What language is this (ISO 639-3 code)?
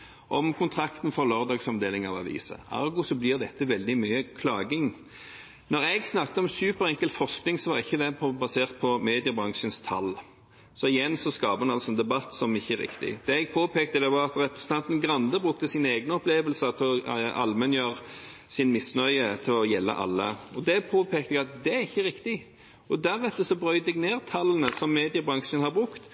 nob